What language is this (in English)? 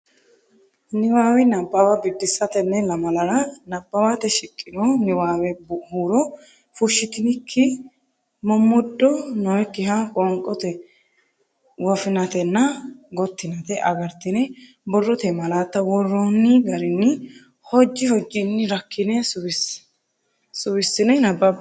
Sidamo